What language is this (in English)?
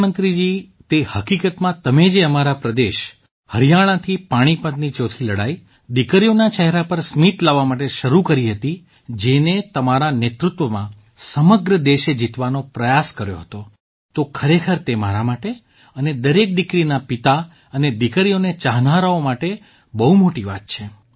Gujarati